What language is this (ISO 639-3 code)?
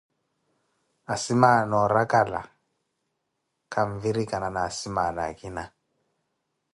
eko